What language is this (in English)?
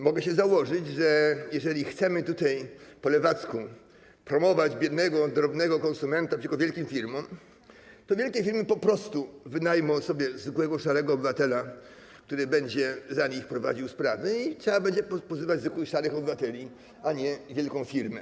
Polish